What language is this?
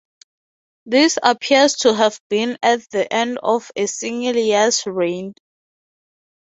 English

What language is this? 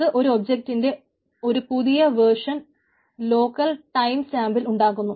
Malayalam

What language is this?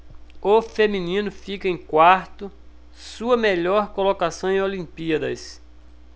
Portuguese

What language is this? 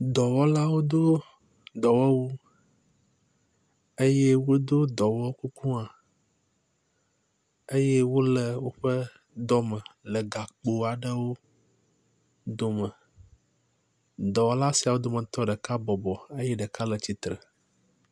Ewe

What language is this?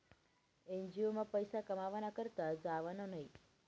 Marathi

